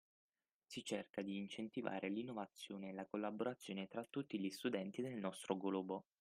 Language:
Italian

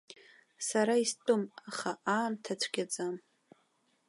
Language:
Abkhazian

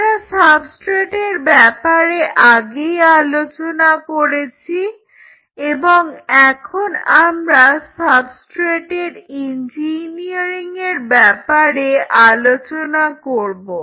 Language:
Bangla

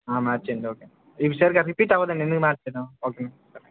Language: Telugu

